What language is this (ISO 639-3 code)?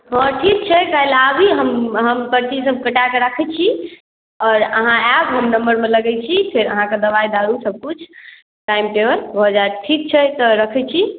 mai